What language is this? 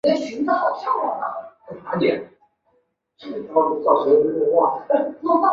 Chinese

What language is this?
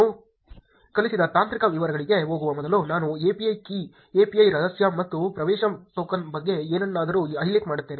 Kannada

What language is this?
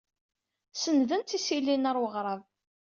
Kabyle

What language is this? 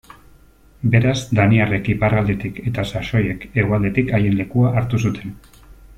Basque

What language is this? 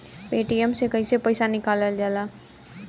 Bhojpuri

